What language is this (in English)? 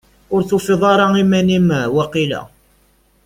Kabyle